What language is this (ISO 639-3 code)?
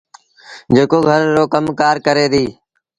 sbn